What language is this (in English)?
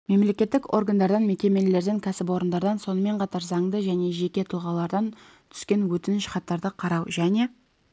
Kazakh